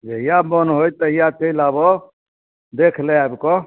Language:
Maithili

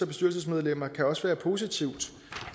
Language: Danish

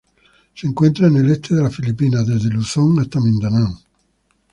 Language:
Spanish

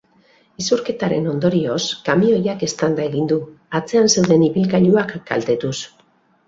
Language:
Basque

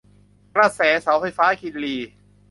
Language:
Thai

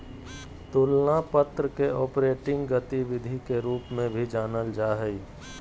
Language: Magahi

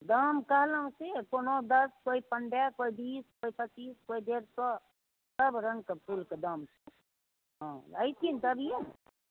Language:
Maithili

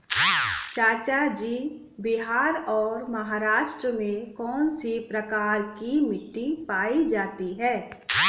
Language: Hindi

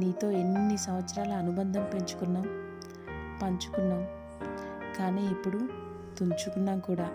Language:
Telugu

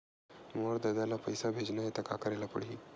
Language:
Chhattisgarhi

